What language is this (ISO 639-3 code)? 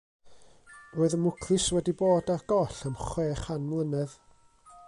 cym